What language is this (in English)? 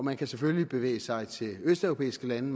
Danish